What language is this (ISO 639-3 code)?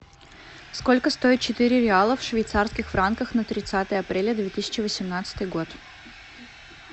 rus